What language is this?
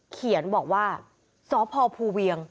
Thai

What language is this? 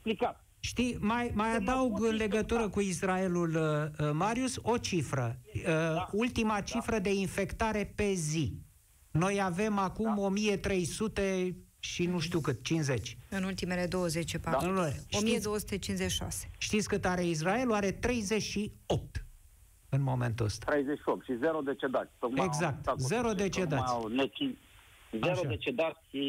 Romanian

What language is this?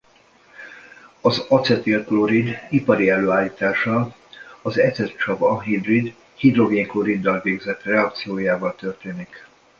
Hungarian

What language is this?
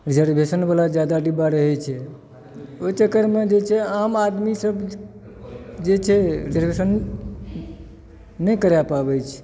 Maithili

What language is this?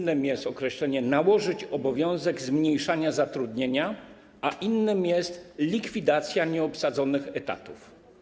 Polish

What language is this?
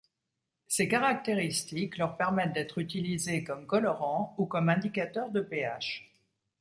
French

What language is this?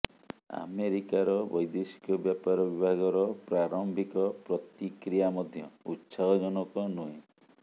Odia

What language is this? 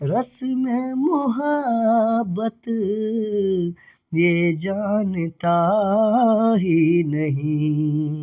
Maithili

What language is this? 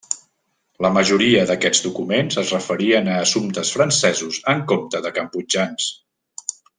Catalan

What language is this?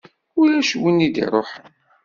Kabyle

